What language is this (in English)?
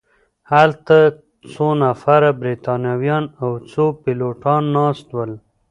Pashto